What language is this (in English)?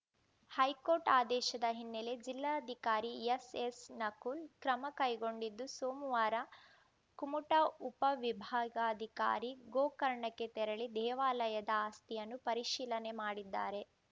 Kannada